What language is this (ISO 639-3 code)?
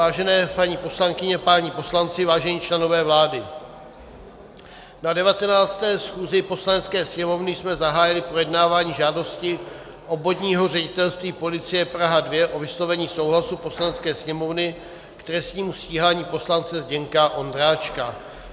ces